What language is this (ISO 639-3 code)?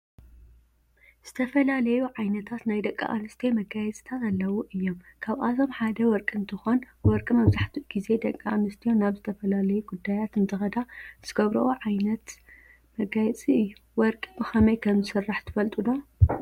tir